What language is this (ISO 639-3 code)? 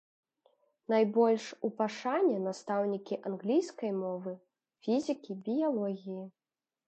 bel